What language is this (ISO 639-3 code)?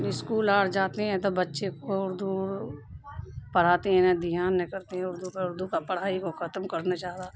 urd